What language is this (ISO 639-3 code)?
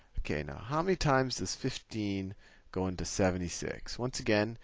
eng